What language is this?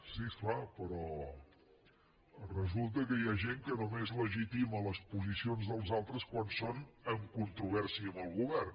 Catalan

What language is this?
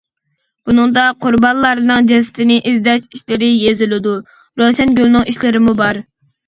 Uyghur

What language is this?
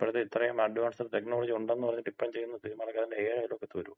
Malayalam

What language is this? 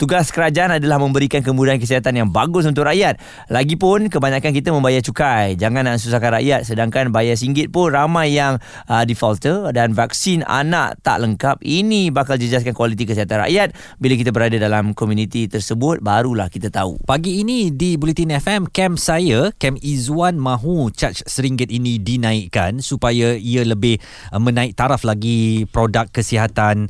Malay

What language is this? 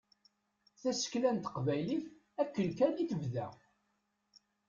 Kabyle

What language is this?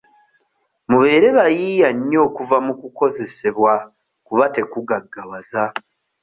Ganda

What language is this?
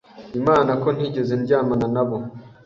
Kinyarwanda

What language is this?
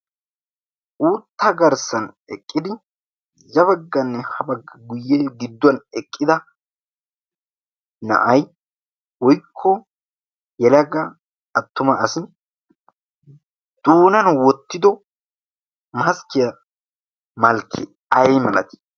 Wolaytta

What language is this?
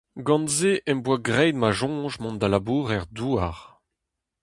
Breton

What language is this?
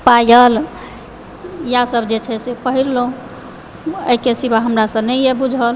Maithili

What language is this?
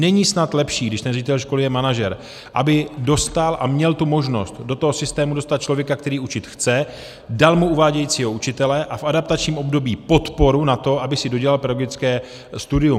Czech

